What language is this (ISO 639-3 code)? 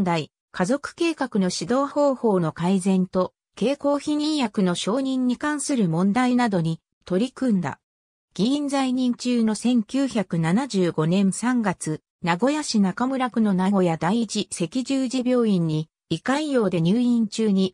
jpn